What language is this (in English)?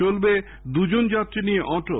Bangla